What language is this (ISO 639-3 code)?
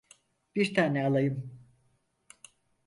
tur